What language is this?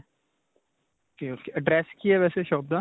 Punjabi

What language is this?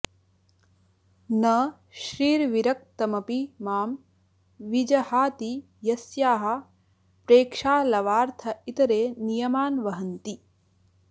Sanskrit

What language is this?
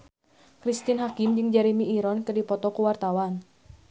Sundanese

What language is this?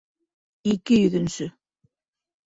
Bashkir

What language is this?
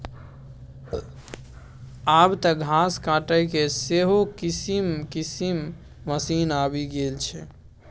Maithili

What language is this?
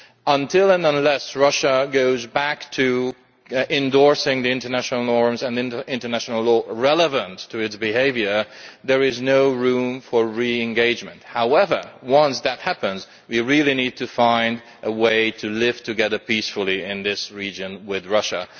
English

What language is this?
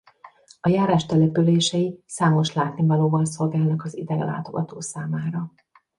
Hungarian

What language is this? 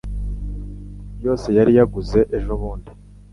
Kinyarwanda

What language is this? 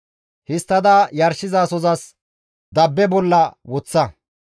Gamo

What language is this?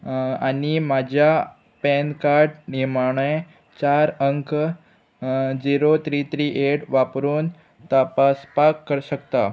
Konkani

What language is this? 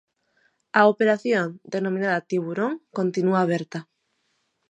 Galician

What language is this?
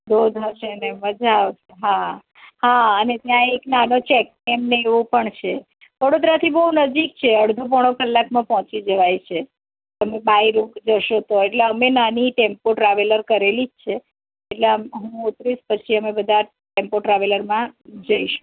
Gujarati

